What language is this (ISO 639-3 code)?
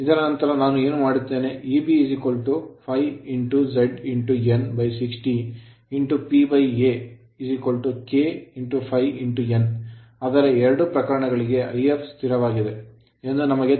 kan